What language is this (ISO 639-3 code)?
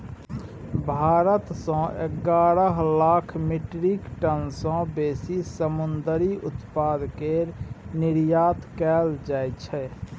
mai